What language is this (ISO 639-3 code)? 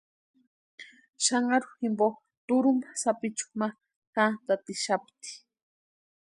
pua